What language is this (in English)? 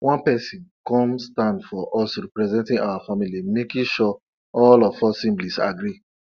Nigerian Pidgin